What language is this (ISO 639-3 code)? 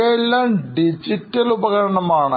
mal